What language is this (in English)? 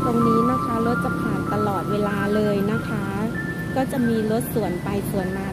Thai